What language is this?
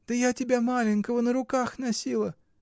Russian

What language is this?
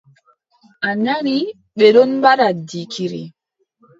Adamawa Fulfulde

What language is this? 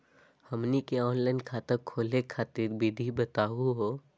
Magahi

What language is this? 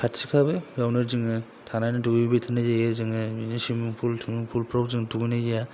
Bodo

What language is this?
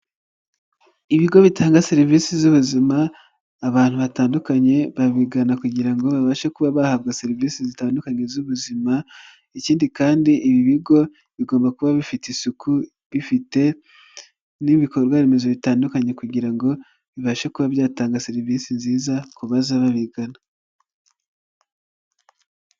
Kinyarwanda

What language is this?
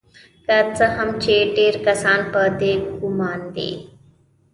Pashto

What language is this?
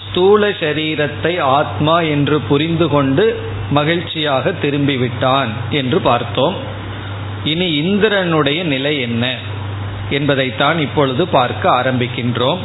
Tamil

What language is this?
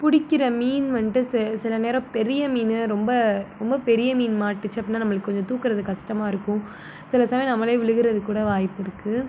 Tamil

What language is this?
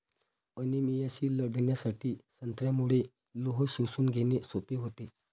Marathi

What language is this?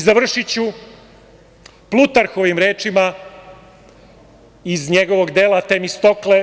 Serbian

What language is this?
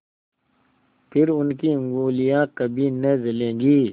Hindi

